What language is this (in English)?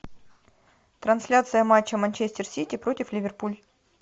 Russian